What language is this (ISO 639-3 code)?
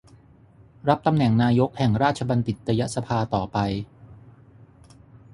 tha